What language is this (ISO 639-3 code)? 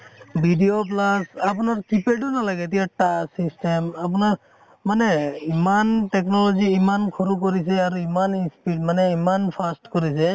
asm